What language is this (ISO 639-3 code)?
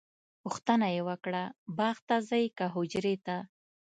pus